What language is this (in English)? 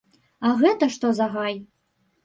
Belarusian